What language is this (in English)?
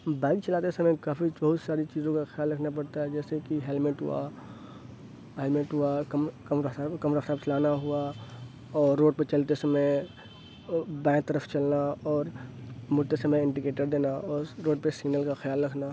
Urdu